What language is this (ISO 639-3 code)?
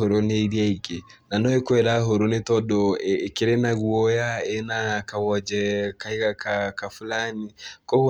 kik